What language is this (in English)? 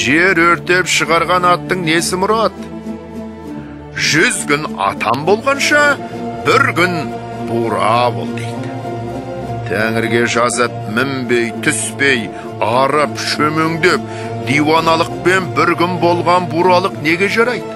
Turkish